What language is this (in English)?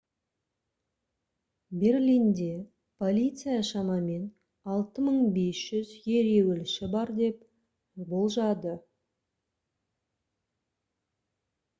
Kazakh